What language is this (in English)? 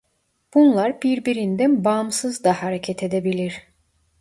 Turkish